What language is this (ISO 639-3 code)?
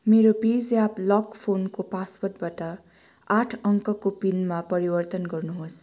nep